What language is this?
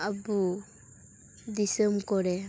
Santali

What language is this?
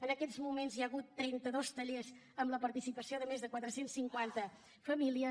Catalan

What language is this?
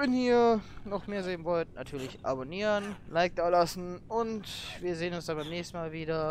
German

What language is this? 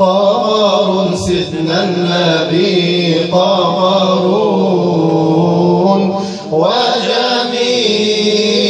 Arabic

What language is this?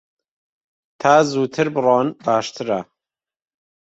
Central Kurdish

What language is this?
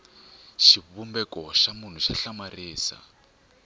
Tsonga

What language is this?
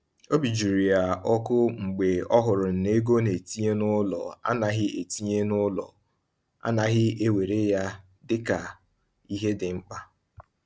Igbo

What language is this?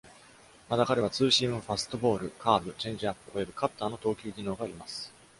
Japanese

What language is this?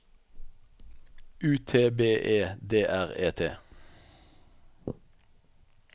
Norwegian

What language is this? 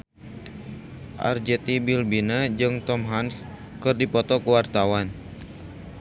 Sundanese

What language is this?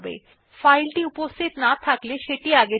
Bangla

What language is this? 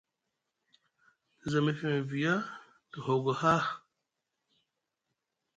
Musgu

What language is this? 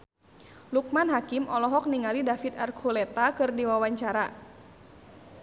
Sundanese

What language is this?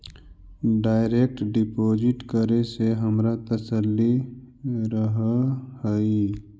Magahi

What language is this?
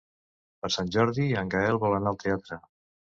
Catalan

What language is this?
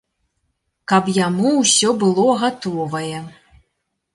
Belarusian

